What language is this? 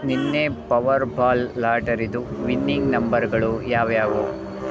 Kannada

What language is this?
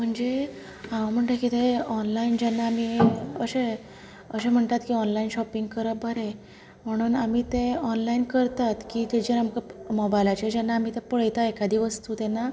Konkani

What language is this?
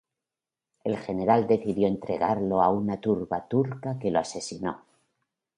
Spanish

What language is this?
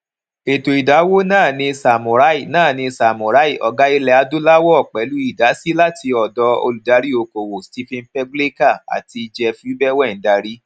Yoruba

